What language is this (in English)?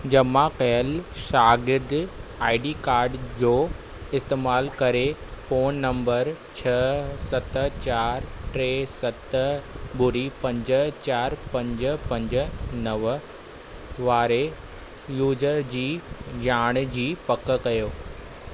Sindhi